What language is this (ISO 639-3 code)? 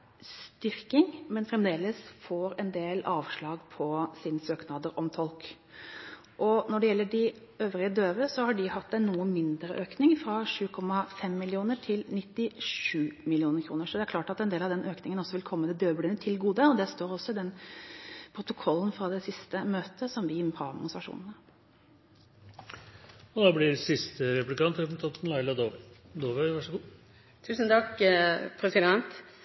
nob